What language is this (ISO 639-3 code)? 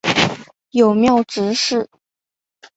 zho